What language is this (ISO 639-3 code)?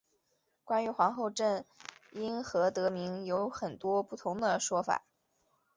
zho